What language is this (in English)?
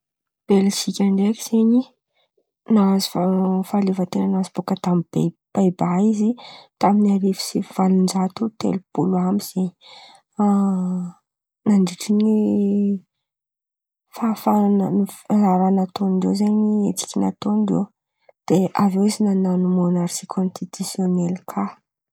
Antankarana Malagasy